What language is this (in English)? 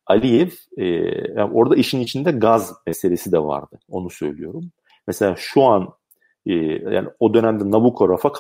Turkish